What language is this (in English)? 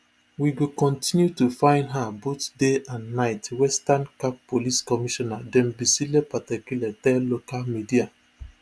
Nigerian Pidgin